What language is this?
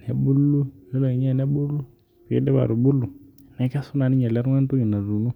Masai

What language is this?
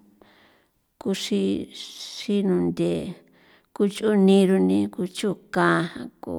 San Felipe Otlaltepec Popoloca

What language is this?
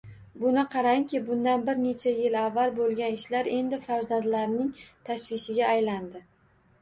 Uzbek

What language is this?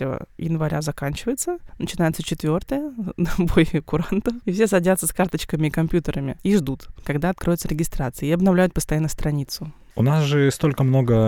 Russian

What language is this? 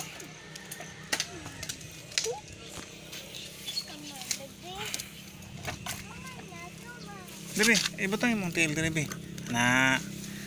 Indonesian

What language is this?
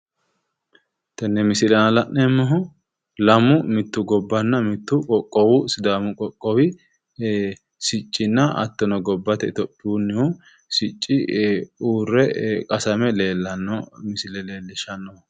Sidamo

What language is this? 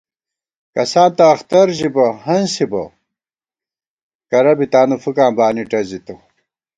Gawar-Bati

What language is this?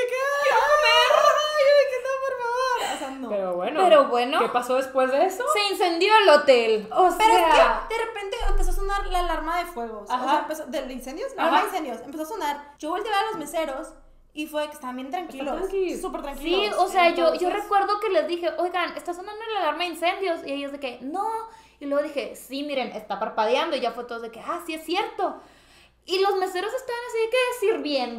Spanish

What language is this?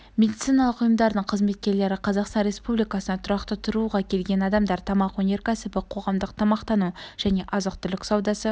Kazakh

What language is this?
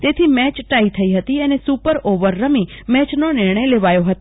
Gujarati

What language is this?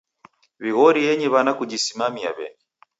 Taita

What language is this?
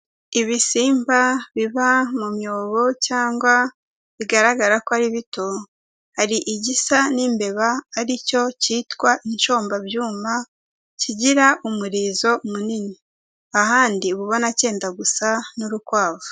Kinyarwanda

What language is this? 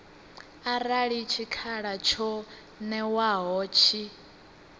Venda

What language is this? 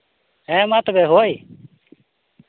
Santali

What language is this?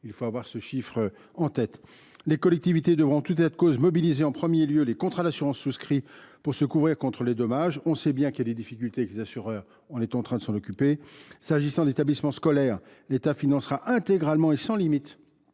French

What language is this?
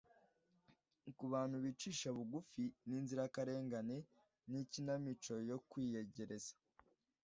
Kinyarwanda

